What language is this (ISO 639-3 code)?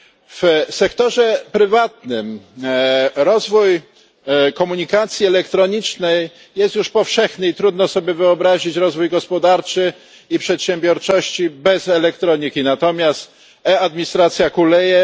pol